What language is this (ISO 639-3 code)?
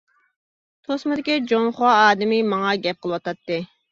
uig